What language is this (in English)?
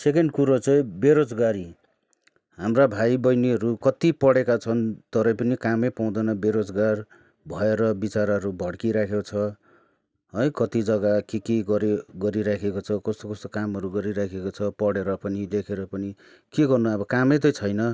Nepali